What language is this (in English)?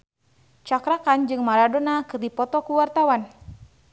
Sundanese